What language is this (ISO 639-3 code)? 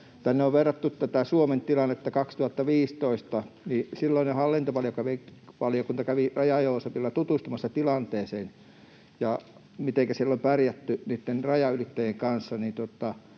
fin